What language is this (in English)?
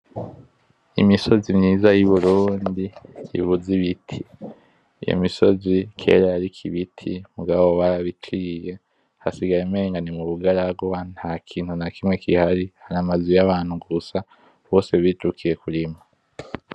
Rundi